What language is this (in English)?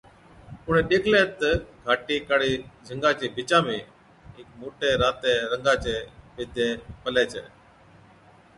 Od